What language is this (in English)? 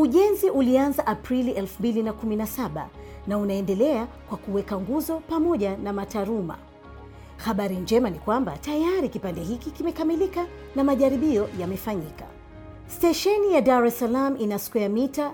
Swahili